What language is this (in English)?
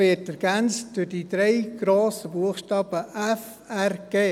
Swiss German